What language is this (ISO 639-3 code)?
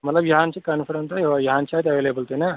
kas